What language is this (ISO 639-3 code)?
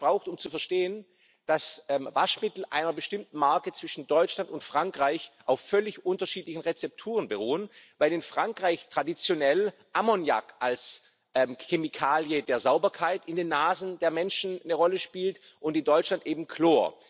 deu